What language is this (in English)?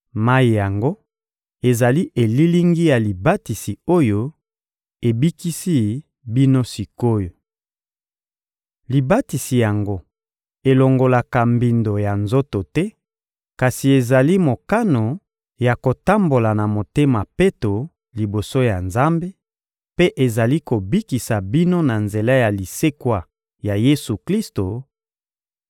Lingala